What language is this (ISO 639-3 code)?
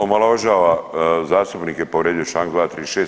hrv